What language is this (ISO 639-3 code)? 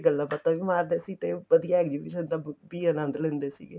pan